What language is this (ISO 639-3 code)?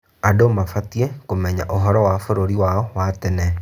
kik